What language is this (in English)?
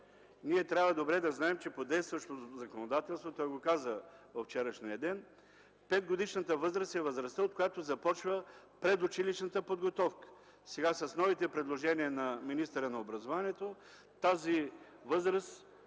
Bulgarian